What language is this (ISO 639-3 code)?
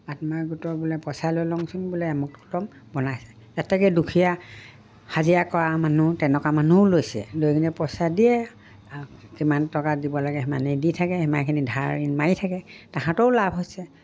asm